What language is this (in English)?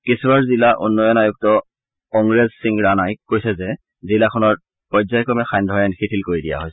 Assamese